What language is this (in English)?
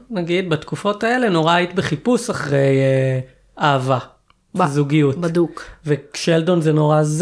Hebrew